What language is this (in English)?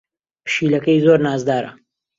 Central Kurdish